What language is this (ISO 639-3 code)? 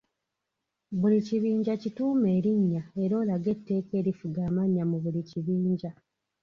lug